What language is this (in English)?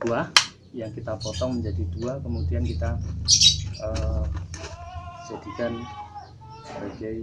Indonesian